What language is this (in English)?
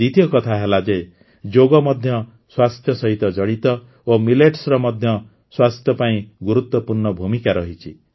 Odia